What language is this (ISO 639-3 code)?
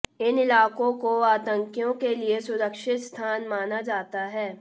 hin